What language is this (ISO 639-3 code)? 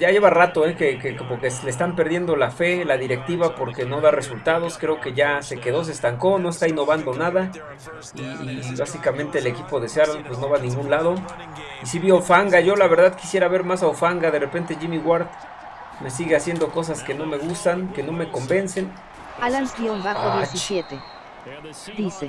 spa